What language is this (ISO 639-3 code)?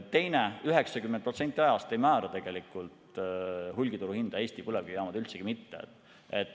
est